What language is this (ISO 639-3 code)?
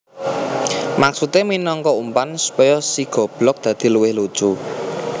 jav